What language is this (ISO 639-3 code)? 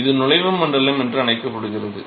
tam